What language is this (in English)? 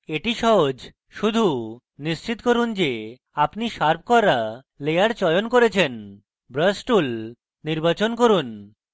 Bangla